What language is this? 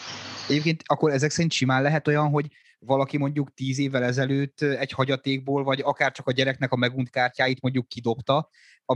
Hungarian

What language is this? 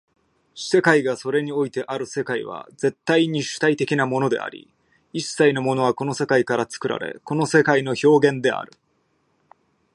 Japanese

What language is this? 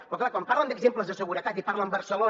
Catalan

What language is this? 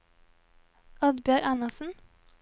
Norwegian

